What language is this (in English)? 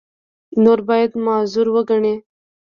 Pashto